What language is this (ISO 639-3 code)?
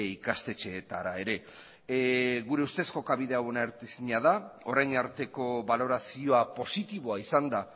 eus